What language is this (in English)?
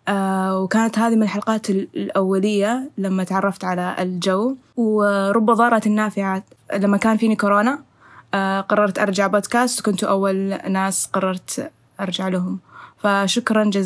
Arabic